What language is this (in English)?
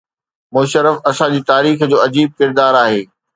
Sindhi